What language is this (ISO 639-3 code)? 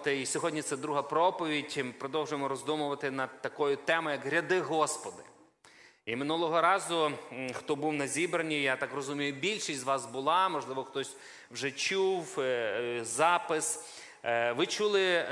ukr